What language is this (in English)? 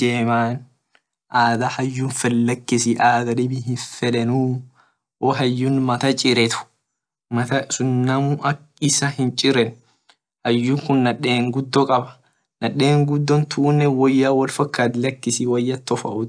Orma